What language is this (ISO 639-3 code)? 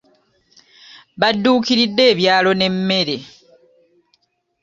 lug